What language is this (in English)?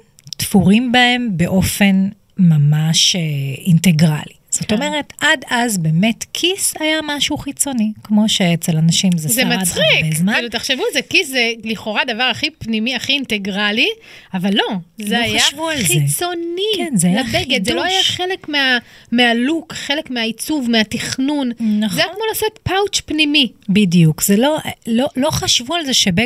Hebrew